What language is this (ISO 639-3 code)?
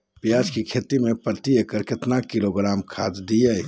mag